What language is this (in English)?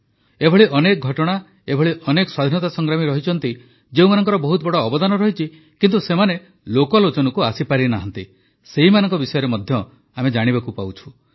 Odia